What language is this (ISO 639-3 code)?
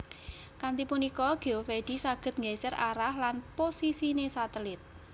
jav